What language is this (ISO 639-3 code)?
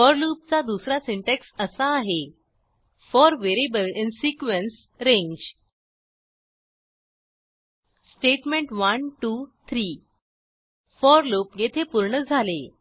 mar